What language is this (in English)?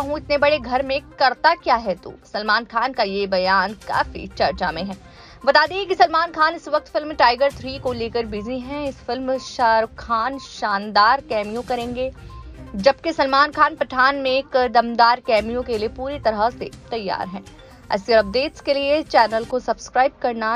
Hindi